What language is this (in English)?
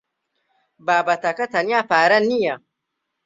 Central Kurdish